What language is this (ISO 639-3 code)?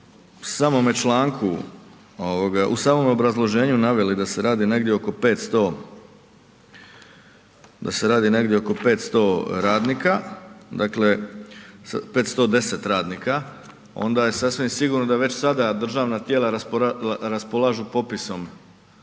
hrv